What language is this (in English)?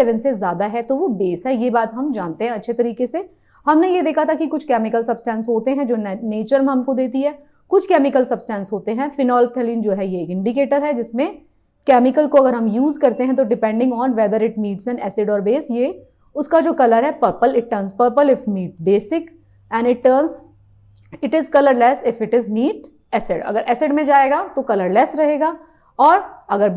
Hindi